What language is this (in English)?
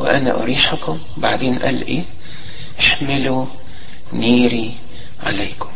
Arabic